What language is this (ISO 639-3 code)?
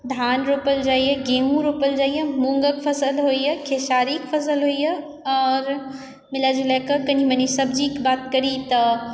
mai